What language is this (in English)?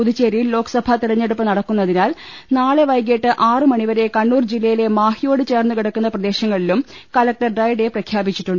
Malayalam